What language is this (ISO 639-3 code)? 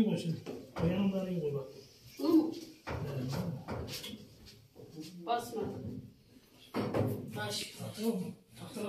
tur